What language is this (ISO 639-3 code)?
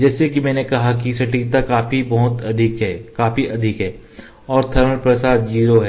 hin